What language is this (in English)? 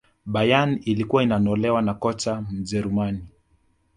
Swahili